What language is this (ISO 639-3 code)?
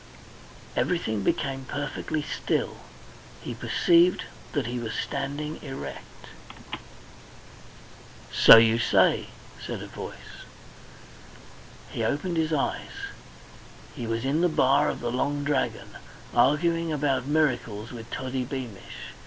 eng